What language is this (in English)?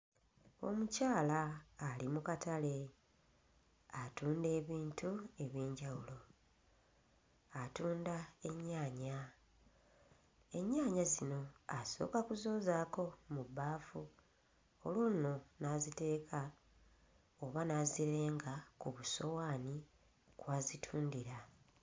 Ganda